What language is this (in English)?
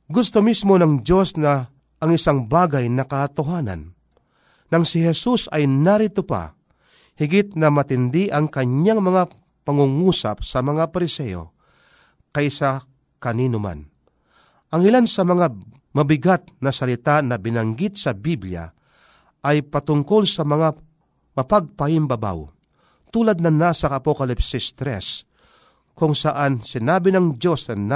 Filipino